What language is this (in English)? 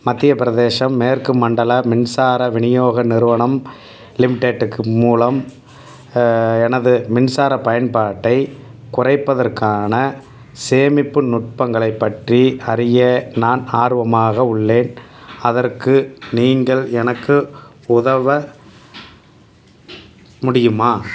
Tamil